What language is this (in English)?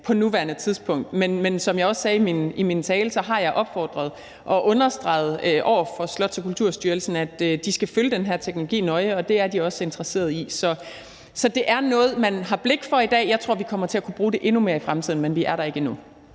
Danish